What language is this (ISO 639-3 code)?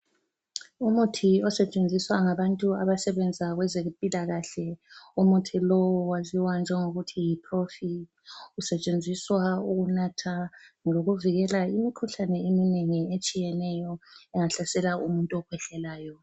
nde